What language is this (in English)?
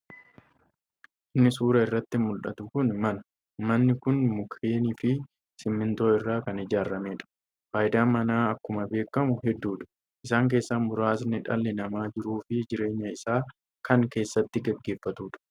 Oromo